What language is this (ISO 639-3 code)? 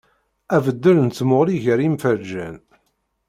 kab